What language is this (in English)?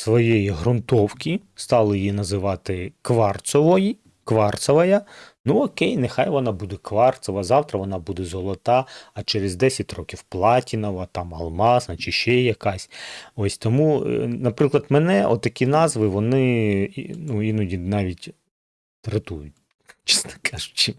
Ukrainian